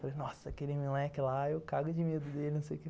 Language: Portuguese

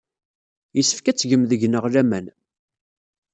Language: Kabyle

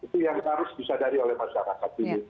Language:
Indonesian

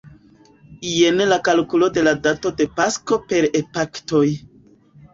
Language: Esperanto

